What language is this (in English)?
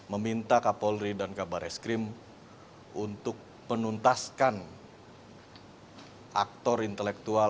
Indonesian